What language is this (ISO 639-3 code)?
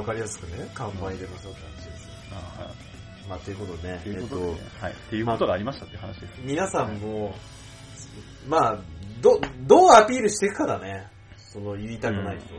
jpn